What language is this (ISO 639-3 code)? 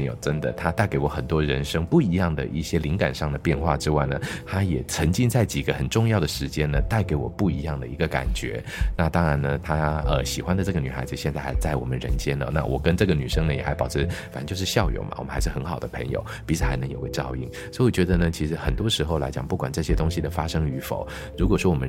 zho